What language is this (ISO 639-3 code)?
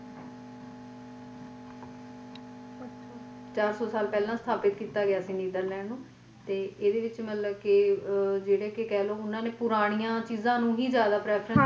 pan